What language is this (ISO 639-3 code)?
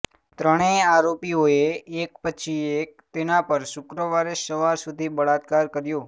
guj